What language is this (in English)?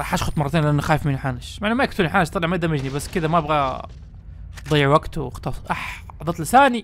Arabic